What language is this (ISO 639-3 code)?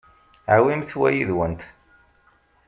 kab